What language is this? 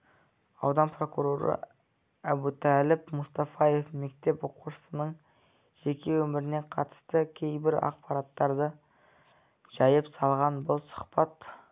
Kazakh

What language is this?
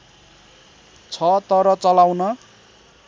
Nepali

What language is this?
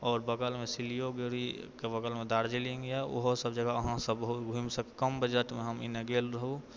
Maithili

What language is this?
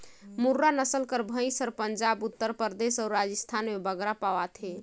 Chhattisgarhi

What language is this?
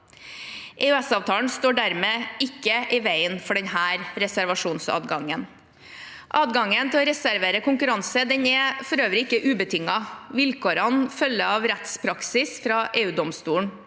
Norwegian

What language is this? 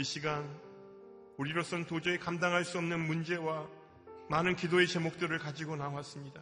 Korean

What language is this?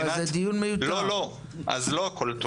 Hebrew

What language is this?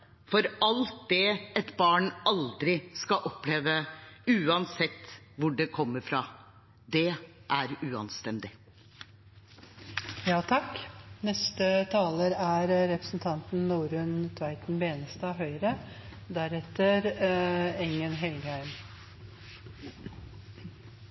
Norwegian Bokmål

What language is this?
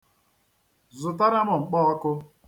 Igbo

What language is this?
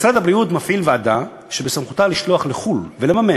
Hebrew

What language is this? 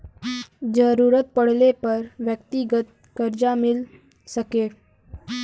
Bhojpuri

